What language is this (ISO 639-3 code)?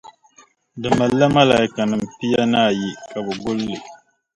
dag